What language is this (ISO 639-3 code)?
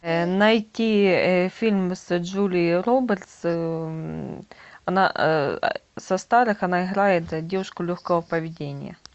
rus